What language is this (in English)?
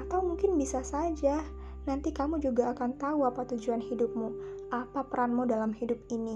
Indonesian